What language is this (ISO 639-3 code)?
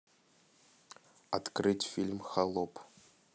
rus